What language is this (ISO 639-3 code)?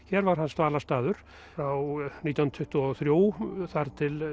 isl